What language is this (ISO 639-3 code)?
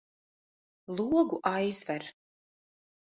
lav